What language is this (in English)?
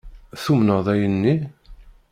Kabyle